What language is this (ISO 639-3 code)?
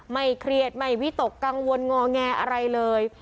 tha